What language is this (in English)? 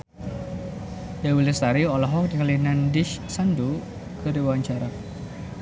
Sundanese